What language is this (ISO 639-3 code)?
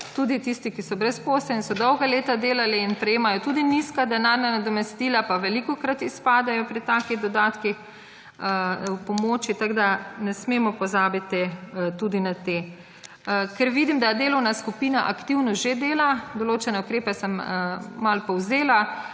slv